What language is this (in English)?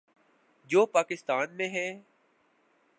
Urdu